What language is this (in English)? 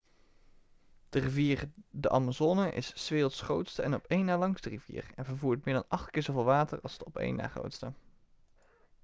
Dutch